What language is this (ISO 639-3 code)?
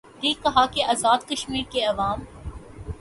urd